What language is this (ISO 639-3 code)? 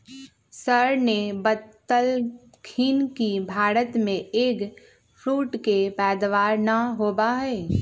mag